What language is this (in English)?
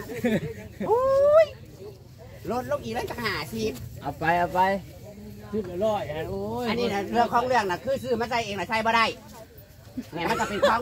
Thai